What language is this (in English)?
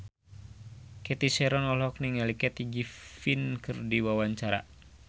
Sundanese